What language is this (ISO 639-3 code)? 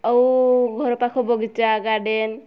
ori